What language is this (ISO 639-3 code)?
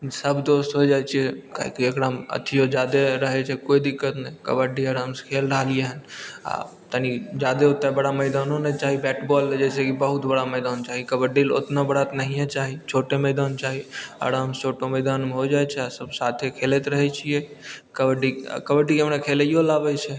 mai